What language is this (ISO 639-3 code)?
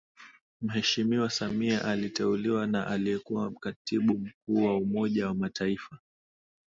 swa